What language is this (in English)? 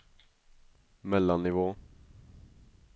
Swedish